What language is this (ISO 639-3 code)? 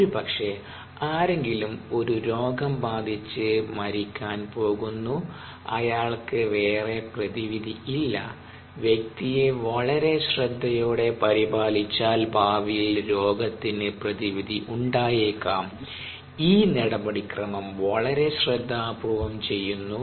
mal